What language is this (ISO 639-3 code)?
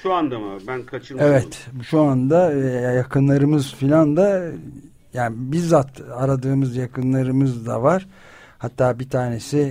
tur